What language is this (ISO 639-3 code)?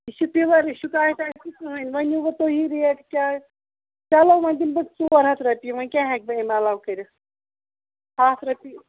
kas